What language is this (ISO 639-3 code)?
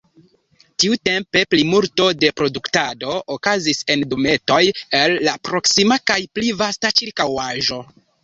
epo